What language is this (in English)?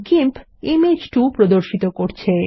Bangla